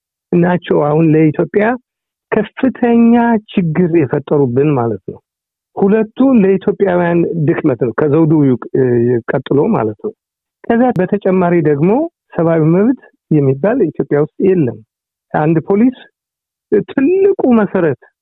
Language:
Amharic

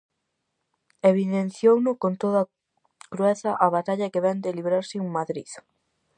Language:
Galician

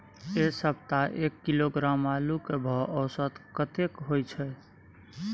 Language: Maithili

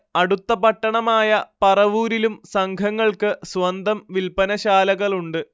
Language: Malayalam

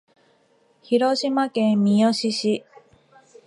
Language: Japanese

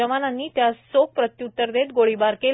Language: Marathi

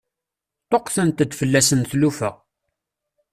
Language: Kabyle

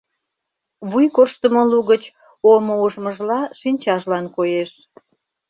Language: Mari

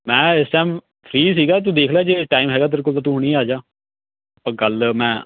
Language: Punjabi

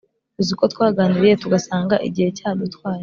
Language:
Kinyarwanda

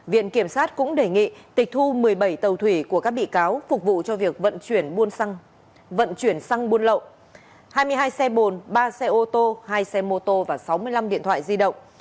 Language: Vietnamese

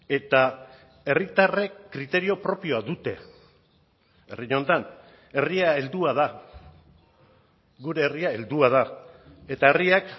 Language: Basque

